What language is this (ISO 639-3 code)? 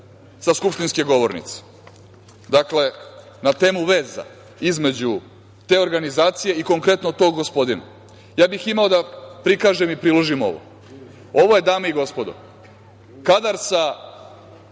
srp